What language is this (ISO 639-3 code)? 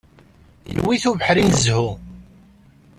kab